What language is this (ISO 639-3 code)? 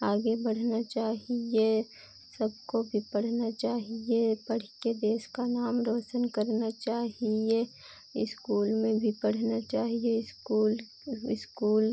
hin